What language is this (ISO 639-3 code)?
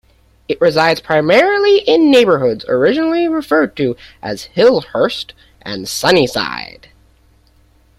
eng